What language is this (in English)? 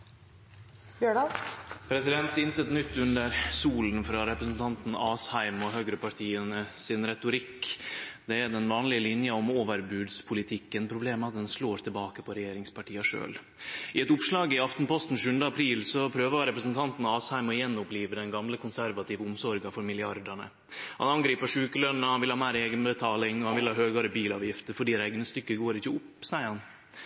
Norwegian